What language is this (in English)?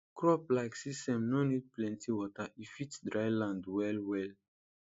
Nigerian Pidgin